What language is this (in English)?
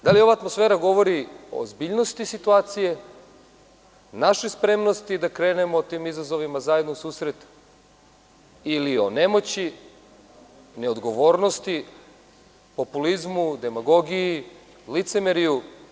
Serbian